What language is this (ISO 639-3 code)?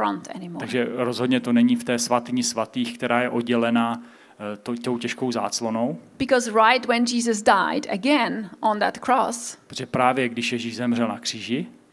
ces